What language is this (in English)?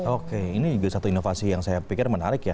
Indonesian